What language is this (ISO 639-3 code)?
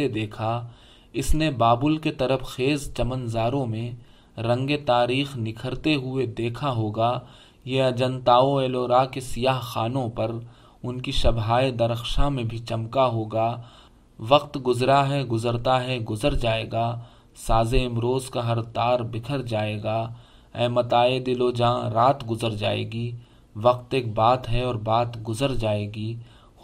urd